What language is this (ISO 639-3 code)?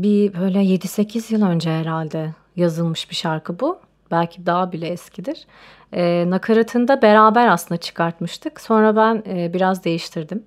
tur